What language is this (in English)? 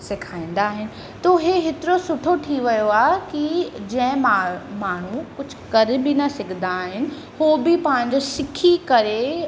Sindhi